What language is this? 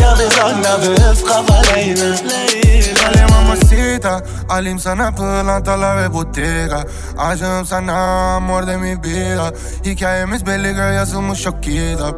Turkish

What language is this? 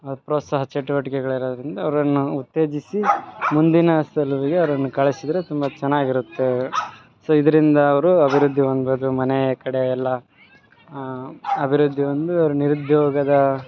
Kannada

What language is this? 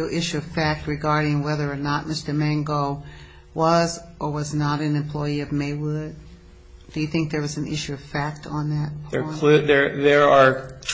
English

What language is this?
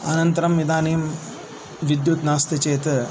Sanskrit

